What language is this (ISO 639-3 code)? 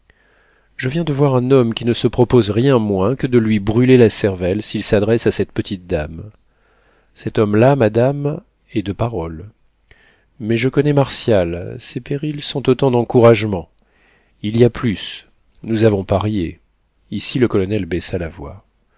fra